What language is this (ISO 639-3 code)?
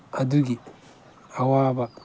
mni